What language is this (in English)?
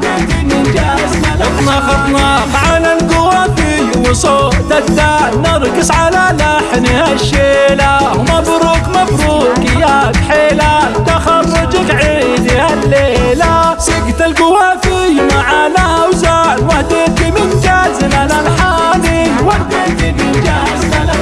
Arabic